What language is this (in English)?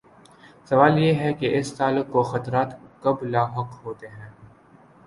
Urdu